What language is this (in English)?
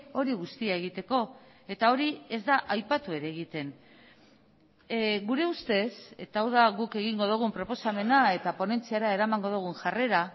Basque